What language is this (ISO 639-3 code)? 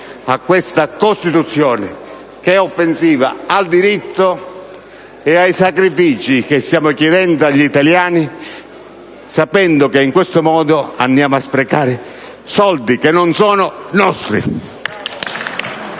ita